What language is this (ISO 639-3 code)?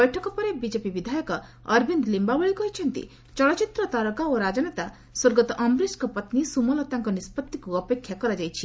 ori